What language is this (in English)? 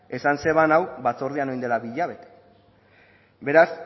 Basque